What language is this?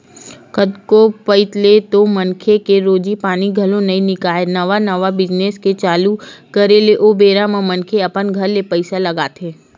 Chhattisgarhi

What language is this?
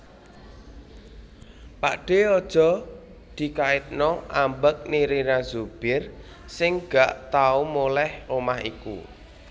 Javanese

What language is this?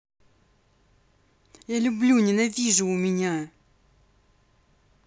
Russian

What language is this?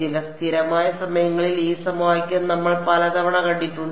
Malayalam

